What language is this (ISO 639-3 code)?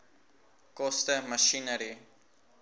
afr